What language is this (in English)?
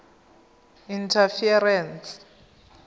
Tswana